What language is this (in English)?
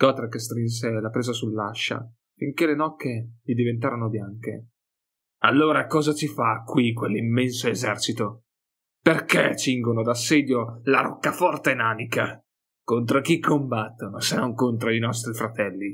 Italian